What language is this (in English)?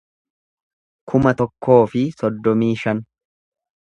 Oromo